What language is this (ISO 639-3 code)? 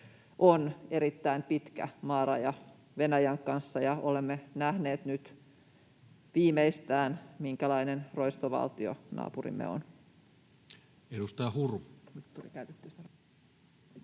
fin